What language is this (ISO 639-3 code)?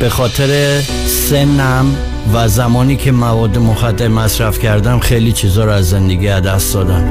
fas